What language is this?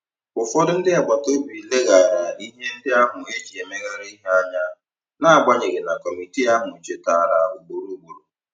Igbo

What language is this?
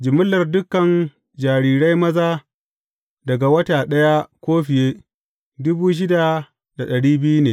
Hausa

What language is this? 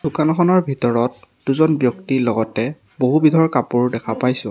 Assamese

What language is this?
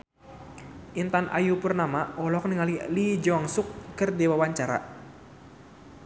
Sundanese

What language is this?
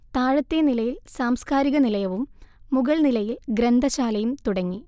Malayalam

